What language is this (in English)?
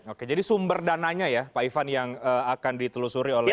Indonesian